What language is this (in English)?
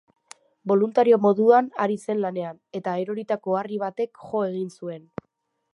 Basque